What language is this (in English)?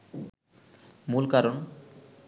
Bangla